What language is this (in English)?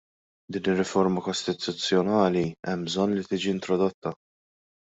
Maltese